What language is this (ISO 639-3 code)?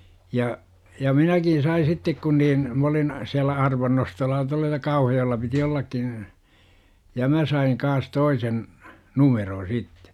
fin